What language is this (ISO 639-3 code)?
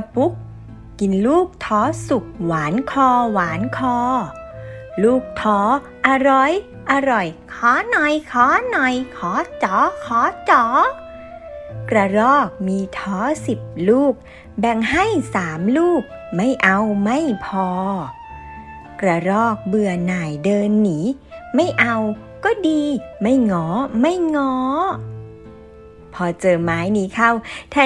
tha